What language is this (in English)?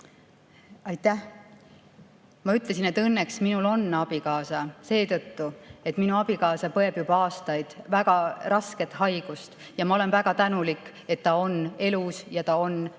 Estonian